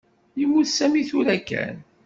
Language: Kabyle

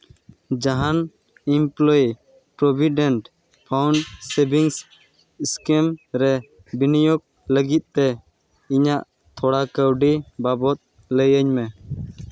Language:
Santali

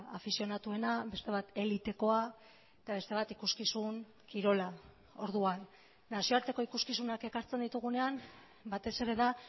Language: Basque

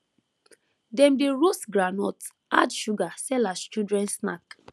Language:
Nigerian Pidgin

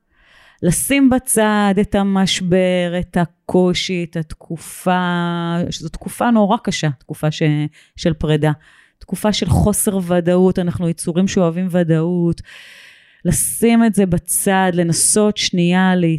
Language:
Hebrew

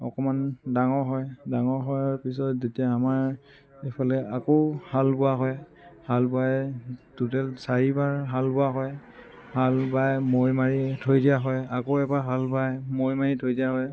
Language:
Assamese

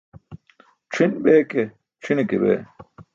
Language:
Burushaski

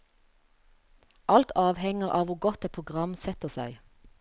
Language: Norwegian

